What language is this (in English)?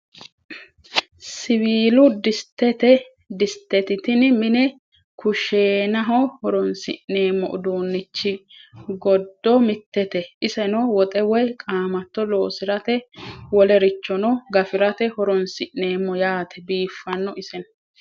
Sidamo